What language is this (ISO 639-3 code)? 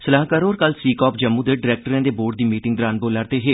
doi